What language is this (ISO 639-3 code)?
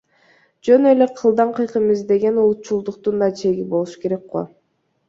kir